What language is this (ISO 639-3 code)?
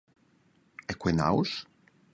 roh